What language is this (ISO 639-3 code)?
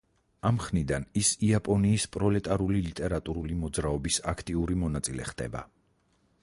kat